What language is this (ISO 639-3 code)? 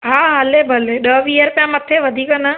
snd